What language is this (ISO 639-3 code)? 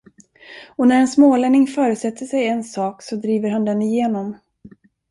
swe